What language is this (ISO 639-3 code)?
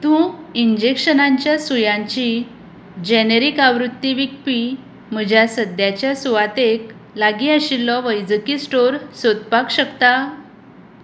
kok